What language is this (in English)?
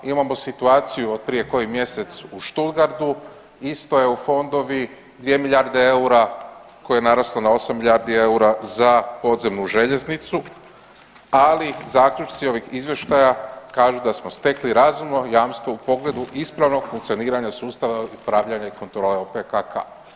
Croatian